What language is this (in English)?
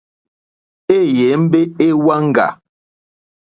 Mokpwe